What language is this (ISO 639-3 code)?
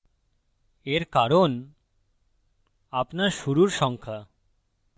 ben